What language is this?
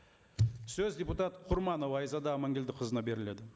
Kazakh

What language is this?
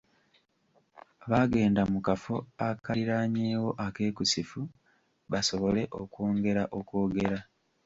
Ganda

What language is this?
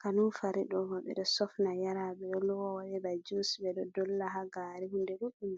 Fula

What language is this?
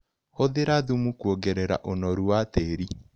Kikuyu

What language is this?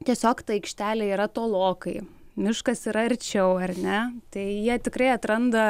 Lithuanian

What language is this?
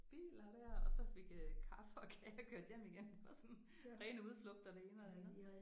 Danish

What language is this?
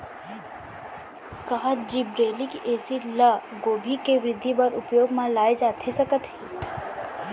Chhattisgarhi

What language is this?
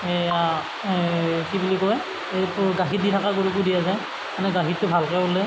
Assamese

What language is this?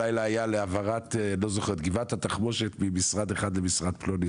Hebrew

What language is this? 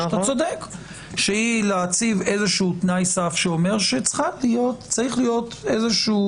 Hebrew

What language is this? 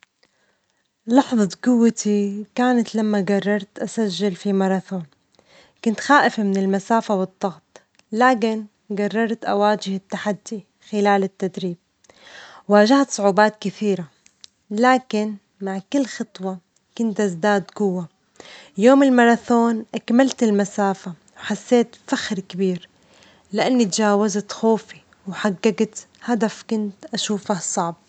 Omani Arabic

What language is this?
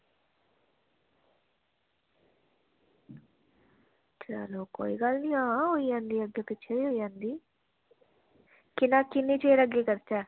Dogri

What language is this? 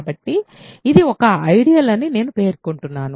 Telugu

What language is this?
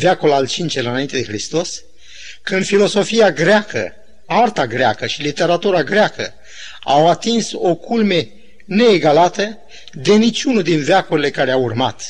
Romanian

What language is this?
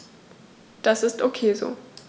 German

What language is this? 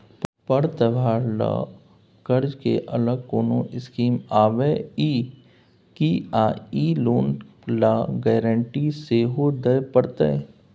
Maithili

